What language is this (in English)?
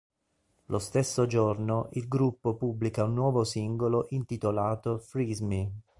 Italian